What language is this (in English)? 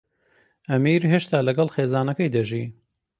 Central Kurdish